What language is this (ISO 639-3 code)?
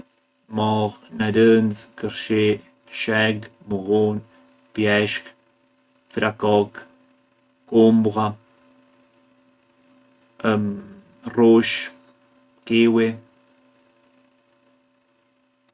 aae